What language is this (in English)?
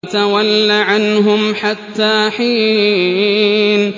Arabic